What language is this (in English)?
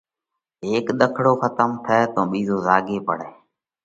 Parkari Koli